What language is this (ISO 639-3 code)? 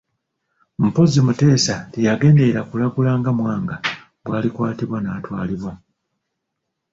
lug